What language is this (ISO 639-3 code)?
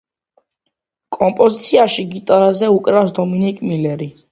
kat